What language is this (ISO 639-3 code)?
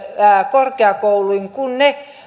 fin